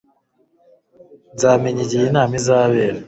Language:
Kinyarwanda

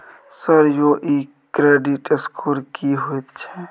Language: Maithili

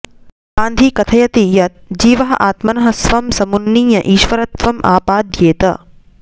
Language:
Sanskrit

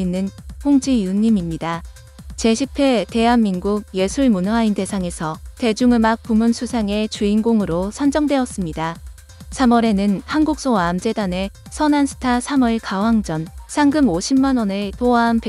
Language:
Korean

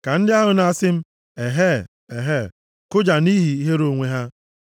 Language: Igbo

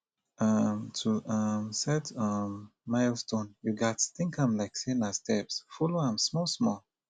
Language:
Nigerian Pidgin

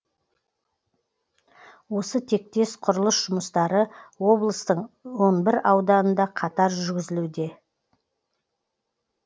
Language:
Kazakh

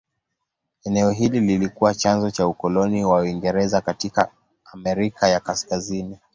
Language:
Swahili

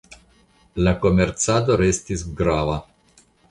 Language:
Esperanto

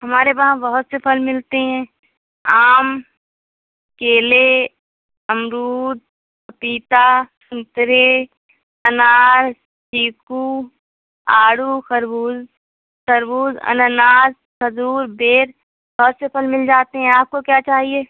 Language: Urdu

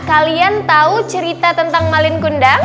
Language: Indonesian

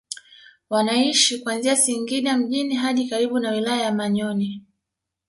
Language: Swahili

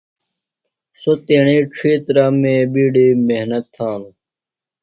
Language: Phalura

